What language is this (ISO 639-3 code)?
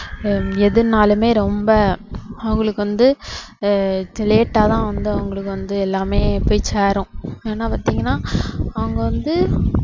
tam